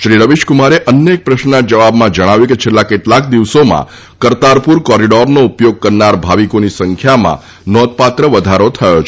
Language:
Gujarati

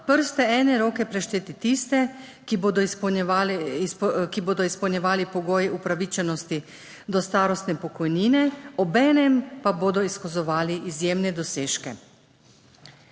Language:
Slovenian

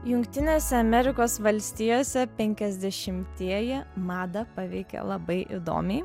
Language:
Lithuanian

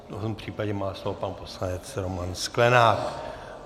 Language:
Czech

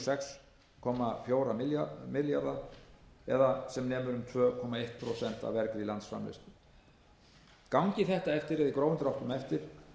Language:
Icelandic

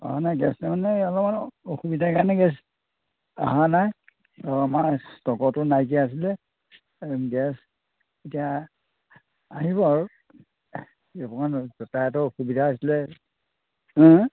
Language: Assamese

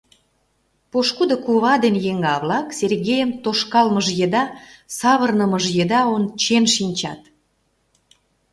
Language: Mari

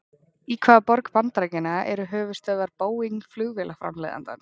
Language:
Icelandic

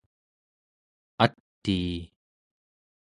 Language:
Central Yupik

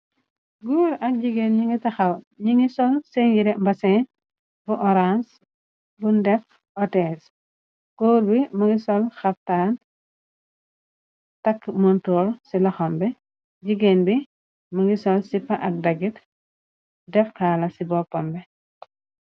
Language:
Wolof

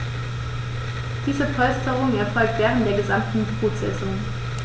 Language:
German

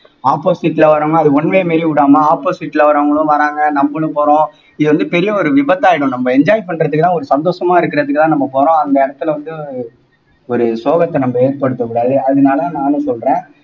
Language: Tamil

